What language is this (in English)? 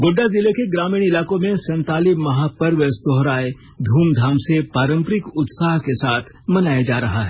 Hindi